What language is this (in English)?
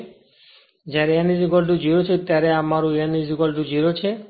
Gujarati